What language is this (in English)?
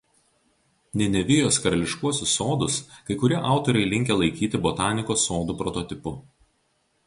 Lithuanian